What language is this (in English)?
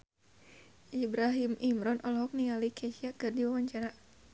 Sundanese